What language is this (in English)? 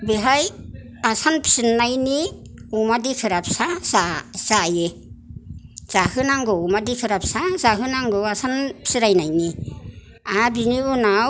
Bodo